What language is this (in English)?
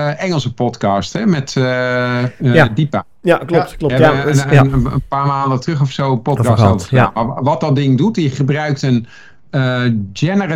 Dutch